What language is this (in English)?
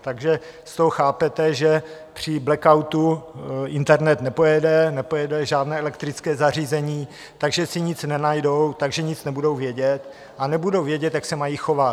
Czech